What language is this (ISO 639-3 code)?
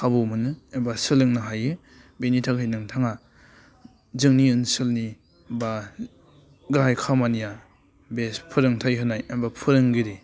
brx